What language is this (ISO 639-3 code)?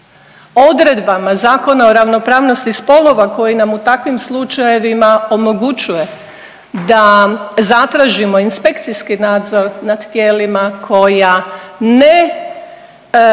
hrv